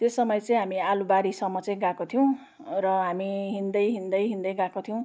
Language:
Nepali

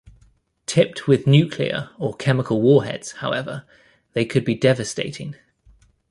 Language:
English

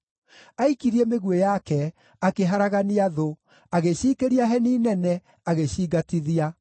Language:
Kikuyu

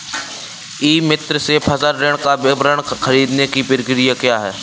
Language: Hindi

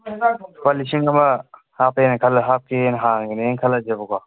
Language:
Manipuri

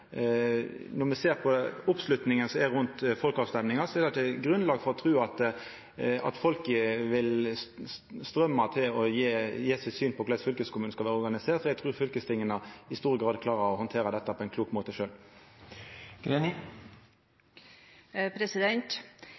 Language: Norwegian Nynorsk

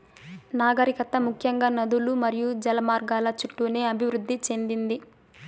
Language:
Telugu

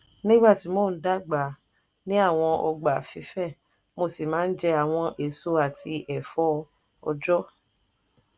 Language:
Yoruba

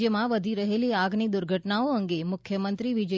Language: Gujarati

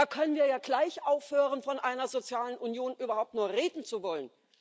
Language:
German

